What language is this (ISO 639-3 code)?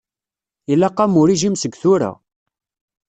kab